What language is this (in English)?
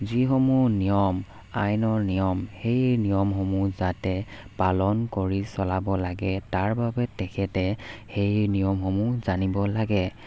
Assamese